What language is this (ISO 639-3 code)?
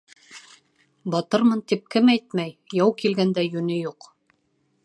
bak